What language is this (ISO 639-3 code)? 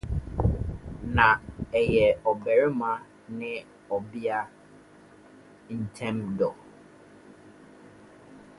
aka